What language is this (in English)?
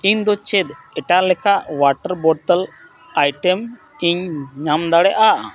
Santali